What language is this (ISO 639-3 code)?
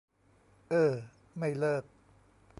tha